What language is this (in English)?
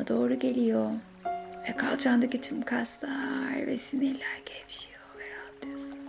Turkish